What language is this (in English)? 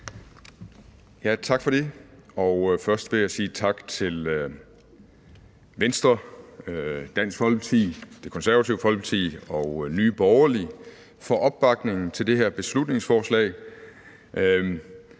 Danish